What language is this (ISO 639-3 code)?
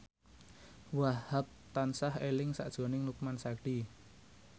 jav